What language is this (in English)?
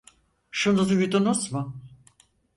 Turkish